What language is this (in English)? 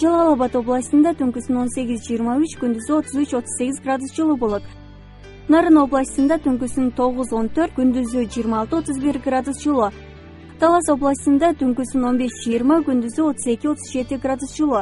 Turkish